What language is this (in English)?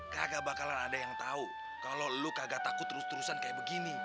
Indonesian